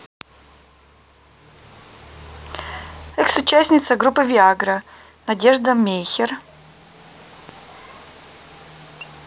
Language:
Russian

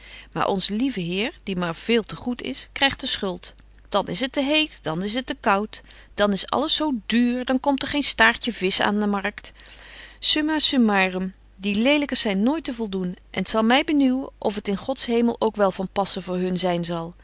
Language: Dutch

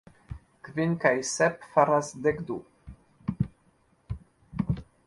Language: Esperanto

